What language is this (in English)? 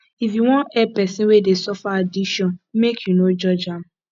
Nigerian Pidgin